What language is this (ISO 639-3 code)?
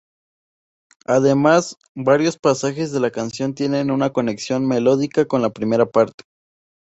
spa